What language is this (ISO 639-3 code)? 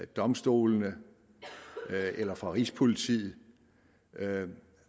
dan